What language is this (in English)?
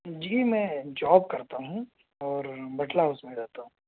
Urdu